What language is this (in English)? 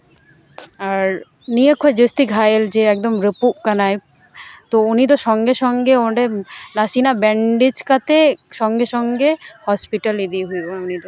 Santali